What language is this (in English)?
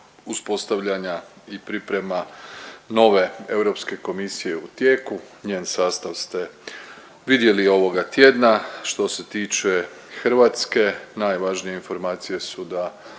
Croatian